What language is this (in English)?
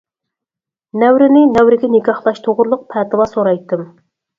Uyghur